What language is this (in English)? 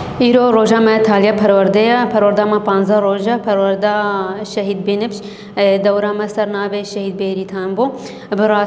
Arabic